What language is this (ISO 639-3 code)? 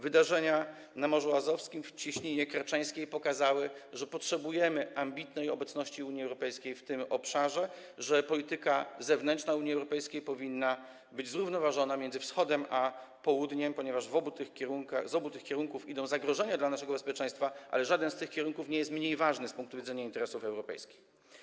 pol